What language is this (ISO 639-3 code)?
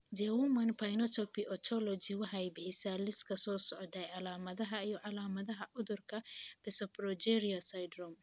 som